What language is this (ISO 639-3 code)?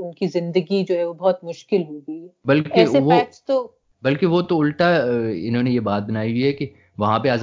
urd